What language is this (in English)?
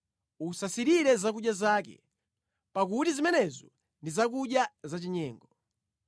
Nyanja